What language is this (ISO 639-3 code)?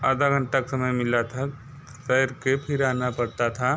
hin